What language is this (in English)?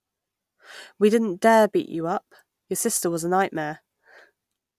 English